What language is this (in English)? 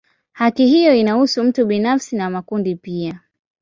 Swahili